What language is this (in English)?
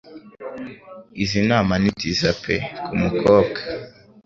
Kinyarwanda